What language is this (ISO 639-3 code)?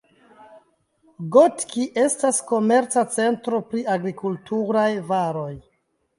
epo